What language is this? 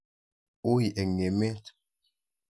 Kalenjin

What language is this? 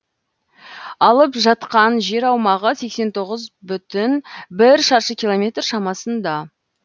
Kazakh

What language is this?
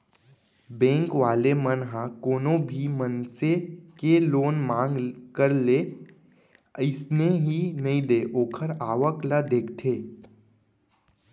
Chhattisgarhi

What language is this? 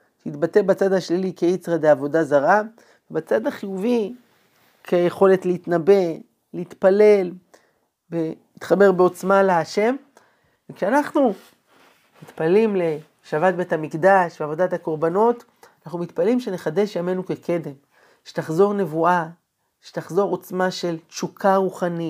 Hebrew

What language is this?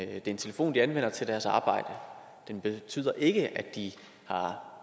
Danish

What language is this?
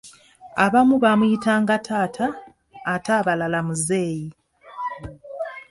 Ganda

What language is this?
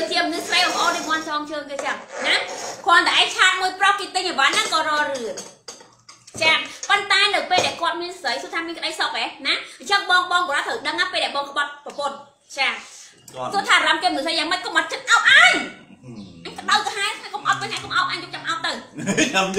Vietnamese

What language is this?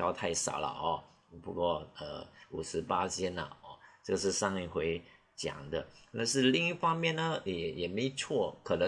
Chinese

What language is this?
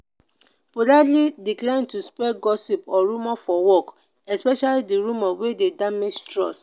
Nigerian Pidgin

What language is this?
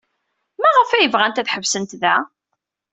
Kabyle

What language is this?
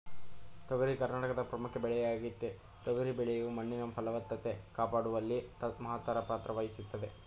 Kannada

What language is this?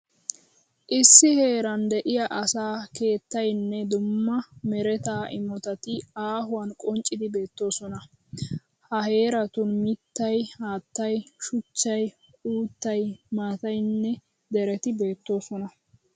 Wolaytta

